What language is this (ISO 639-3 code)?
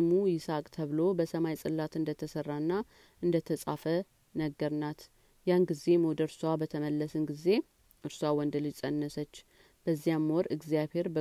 amh